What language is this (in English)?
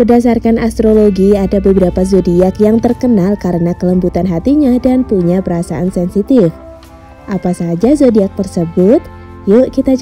Indonesian